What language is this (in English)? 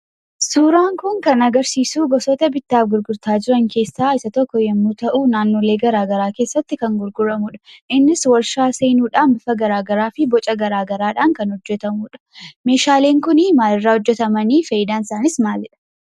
Oromo